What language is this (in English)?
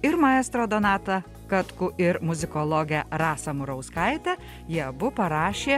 Lithuanian